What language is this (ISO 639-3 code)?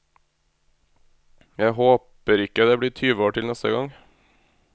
nor